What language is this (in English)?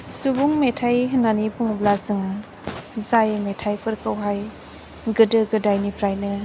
Bodo